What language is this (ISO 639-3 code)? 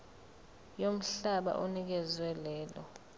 zul